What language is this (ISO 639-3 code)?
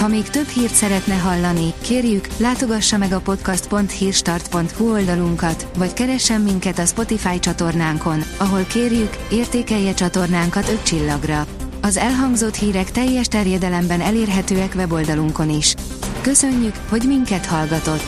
hun